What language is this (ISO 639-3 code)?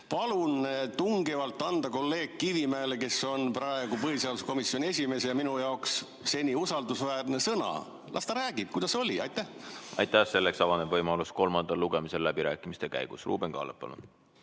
est